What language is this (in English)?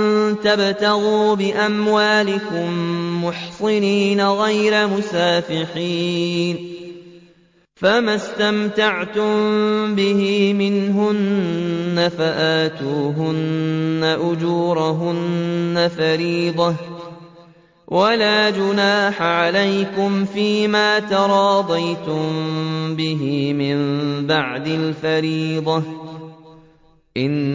Arabic